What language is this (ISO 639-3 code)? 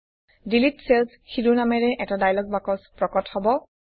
asm